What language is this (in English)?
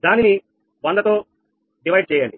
Telugu